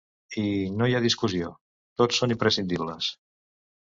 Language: Catalan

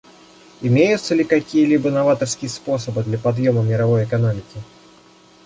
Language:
Russian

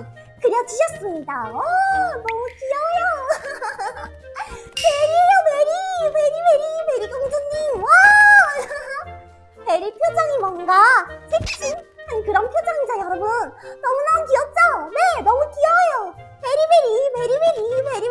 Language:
Korean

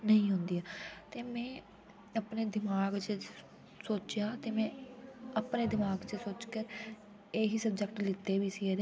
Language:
Dogri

